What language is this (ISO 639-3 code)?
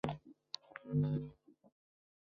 zho